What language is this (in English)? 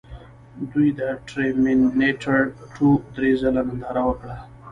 Pashto